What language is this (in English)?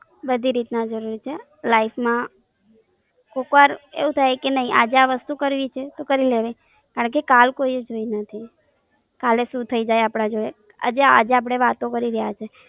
Gujarati